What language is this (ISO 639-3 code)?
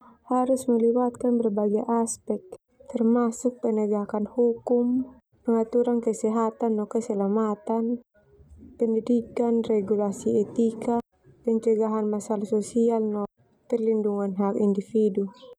twu